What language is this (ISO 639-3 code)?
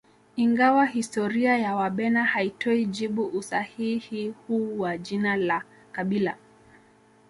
swa